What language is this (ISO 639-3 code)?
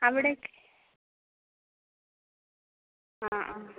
mal